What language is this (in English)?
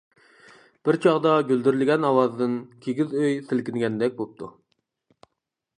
Uyghur